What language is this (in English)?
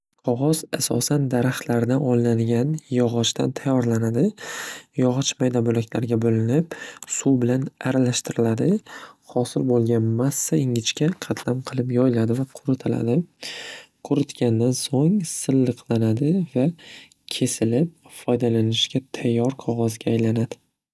Uzbek